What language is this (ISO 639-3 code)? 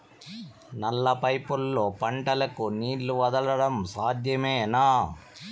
tel